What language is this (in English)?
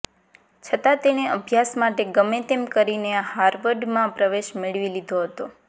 Gujarati